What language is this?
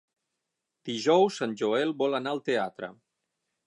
Catalan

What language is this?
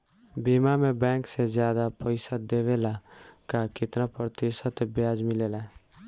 Bhojpuri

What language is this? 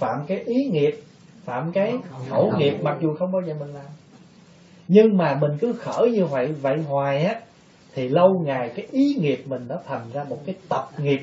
Vietnamese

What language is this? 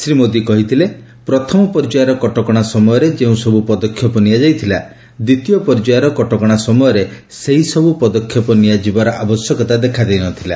Odia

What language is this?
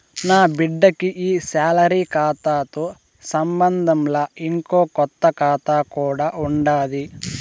Telugu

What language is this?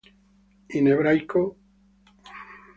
Italian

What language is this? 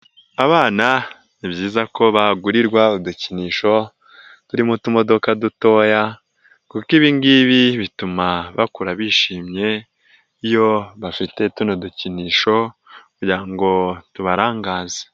Kinyarwanda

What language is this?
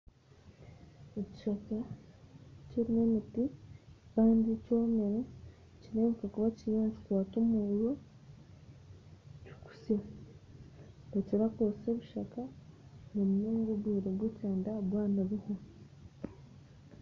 Nyankole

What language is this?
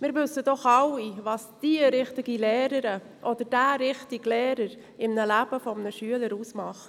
Swiss German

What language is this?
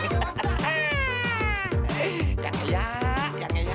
Indonesian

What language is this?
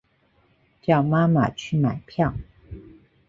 Chinese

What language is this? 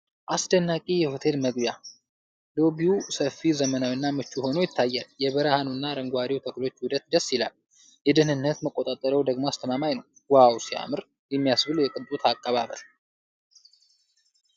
Amharic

